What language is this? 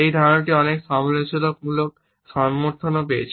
Bangla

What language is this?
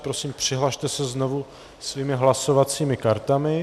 Czech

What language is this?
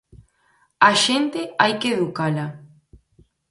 Galician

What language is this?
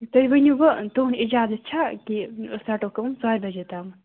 Kashmiri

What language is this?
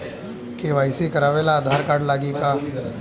Bhojpuri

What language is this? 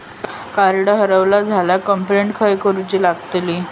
Marathi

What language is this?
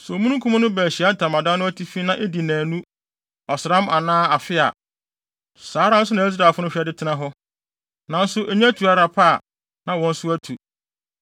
Akan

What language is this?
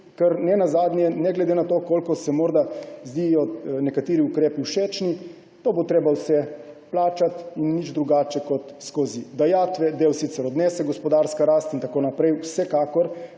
Slovenian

